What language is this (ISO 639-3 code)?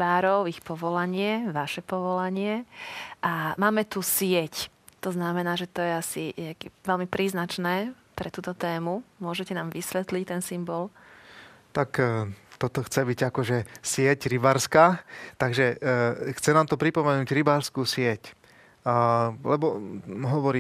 slk